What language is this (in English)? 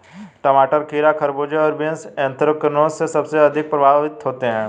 Hindi